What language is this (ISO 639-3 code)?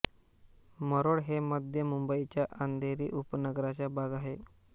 mar